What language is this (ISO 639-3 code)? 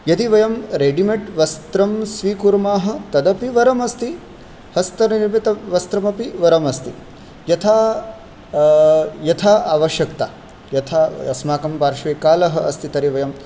san